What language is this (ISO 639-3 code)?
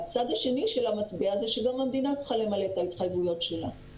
heb